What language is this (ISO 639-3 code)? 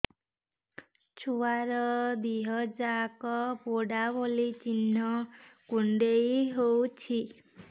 ori